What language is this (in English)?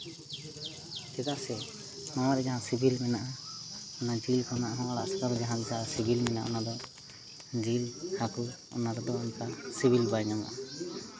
Santali